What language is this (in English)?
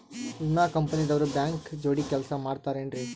Kannada